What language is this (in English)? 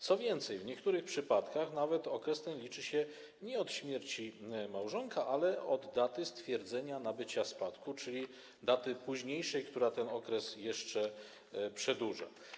Polish